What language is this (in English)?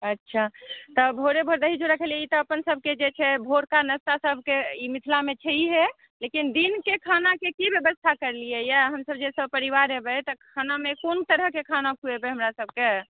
Maithili